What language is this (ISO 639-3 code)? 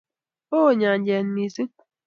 kln